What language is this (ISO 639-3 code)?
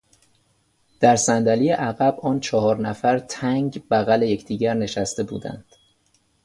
fas